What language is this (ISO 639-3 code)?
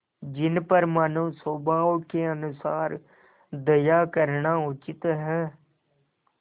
hin